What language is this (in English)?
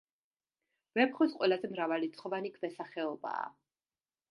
Georgian